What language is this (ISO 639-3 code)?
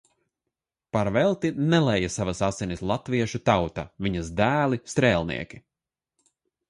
lav